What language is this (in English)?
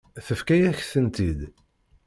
Kabyle